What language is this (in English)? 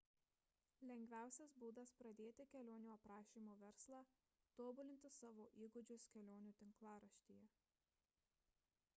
Lithuanian